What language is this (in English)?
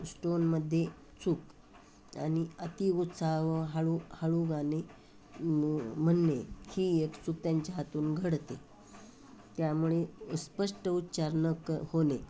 Marathi